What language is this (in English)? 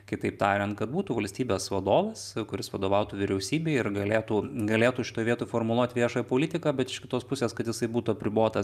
Lithuanian